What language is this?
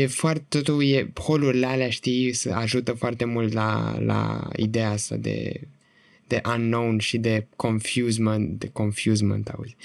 Romanian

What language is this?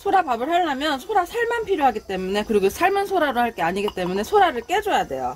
Korean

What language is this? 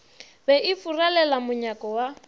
Northern Sotho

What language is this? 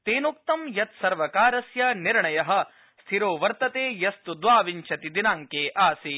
Sanskrit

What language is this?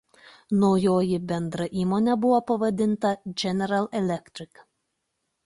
Lithuanian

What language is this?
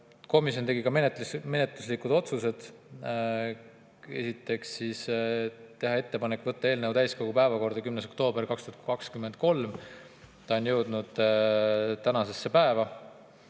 Estonian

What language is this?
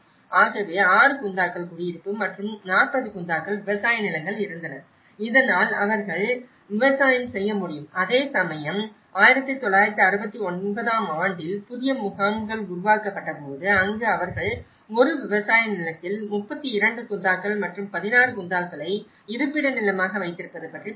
Tamil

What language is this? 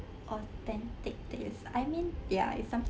English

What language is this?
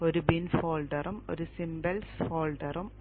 Malayalam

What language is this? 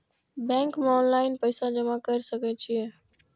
Maithili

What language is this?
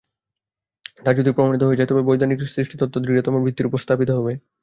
Bangla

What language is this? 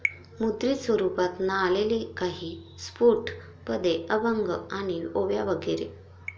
Marathi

